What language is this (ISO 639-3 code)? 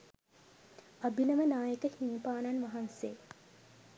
sin